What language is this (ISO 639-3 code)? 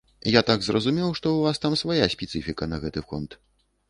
bel